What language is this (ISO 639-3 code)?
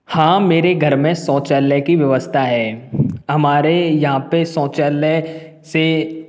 hin